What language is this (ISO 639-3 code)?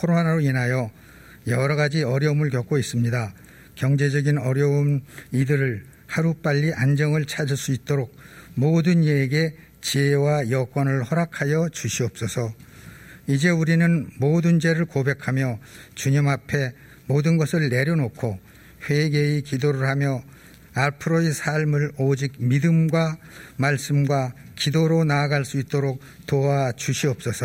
kor